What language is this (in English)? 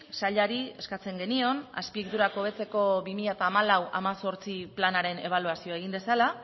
Basque